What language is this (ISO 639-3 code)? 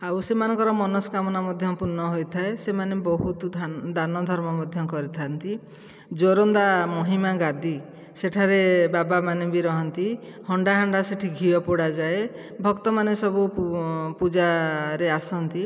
ori